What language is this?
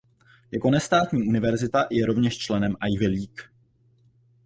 Czech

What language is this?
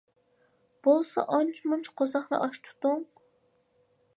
Uyghur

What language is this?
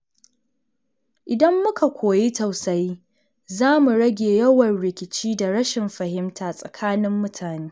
Hausa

